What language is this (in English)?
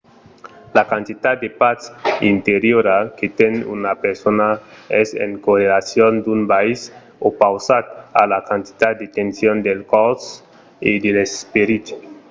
Occitan